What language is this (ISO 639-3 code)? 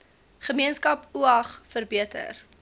afr